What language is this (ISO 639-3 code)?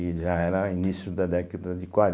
por